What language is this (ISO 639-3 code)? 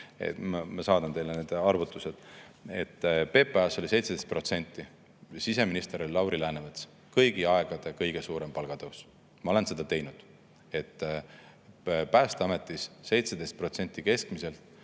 est